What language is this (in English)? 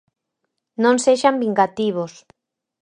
Galician